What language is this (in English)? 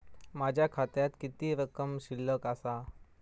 Marathi